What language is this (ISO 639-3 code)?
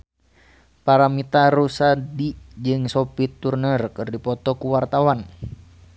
sun